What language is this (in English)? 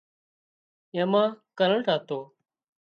Wadiyara Koli